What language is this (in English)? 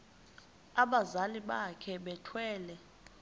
Xhosa